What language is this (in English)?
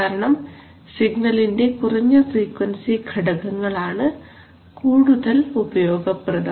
Malayalam